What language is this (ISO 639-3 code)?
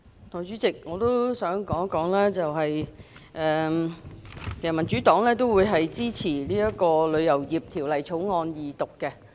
yue